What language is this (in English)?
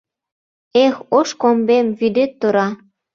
Mari